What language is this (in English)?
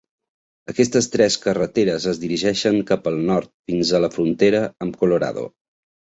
Catalan